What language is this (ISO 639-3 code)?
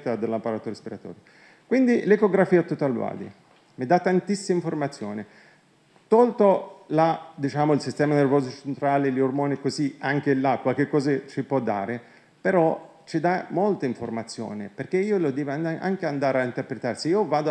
ita